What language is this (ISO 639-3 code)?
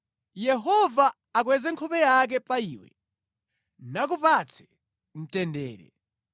nya